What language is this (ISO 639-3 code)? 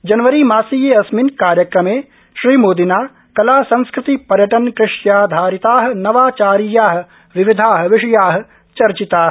san